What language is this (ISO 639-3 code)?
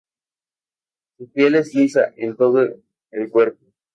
spa